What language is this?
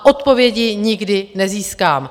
Czech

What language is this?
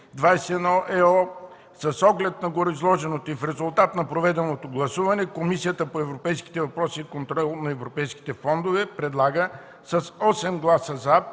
Bulgarian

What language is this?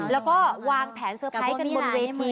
Thai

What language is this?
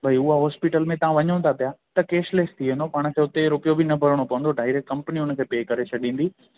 Sindhi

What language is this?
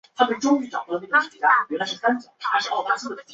Chinese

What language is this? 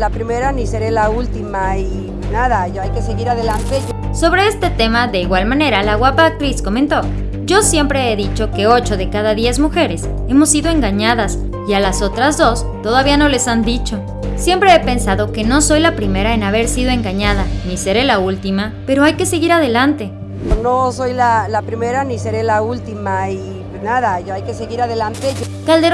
Spanish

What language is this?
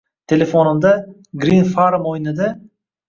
Uzbek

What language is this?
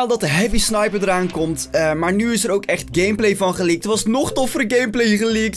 Dutch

